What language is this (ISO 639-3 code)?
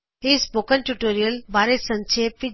pan